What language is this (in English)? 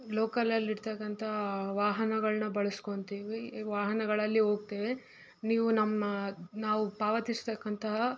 Kannada